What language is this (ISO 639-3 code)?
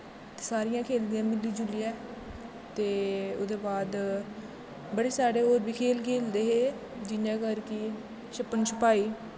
doi